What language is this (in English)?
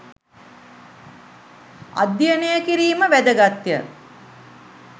Sinhala